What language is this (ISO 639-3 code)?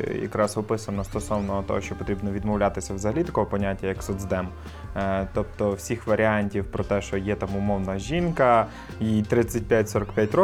ukr